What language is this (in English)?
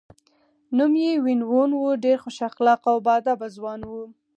Pashto